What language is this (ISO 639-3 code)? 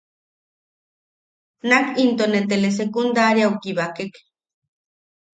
yaq